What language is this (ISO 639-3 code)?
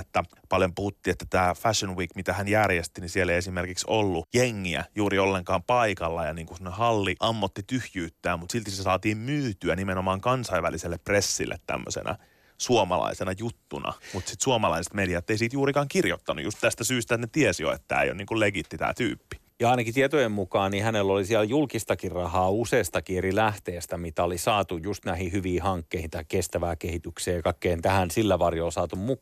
fin